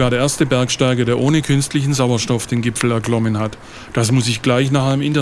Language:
German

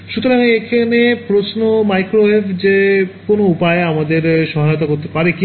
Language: Bangla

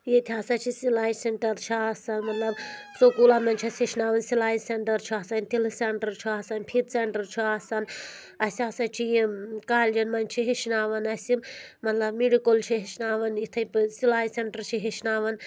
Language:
Kashmiri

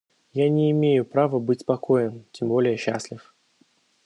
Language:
Russian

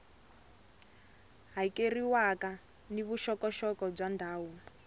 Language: Tsonga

